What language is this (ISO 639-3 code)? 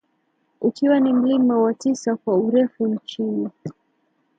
swa